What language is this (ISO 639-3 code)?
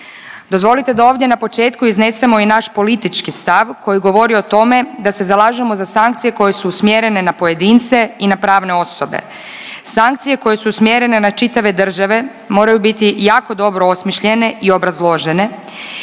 hrv